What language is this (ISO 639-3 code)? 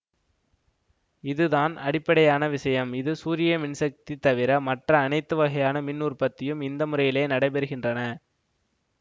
tam